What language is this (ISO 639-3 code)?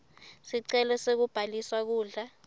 ssw